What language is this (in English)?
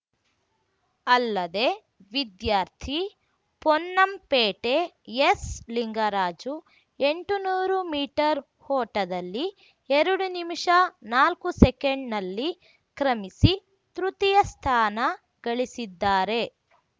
Kannada